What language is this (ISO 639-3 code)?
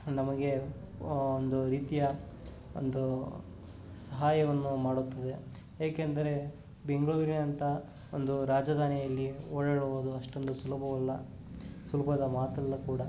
kan